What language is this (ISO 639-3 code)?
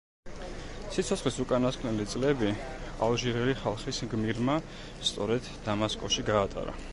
kat